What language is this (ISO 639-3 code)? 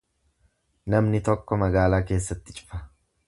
orm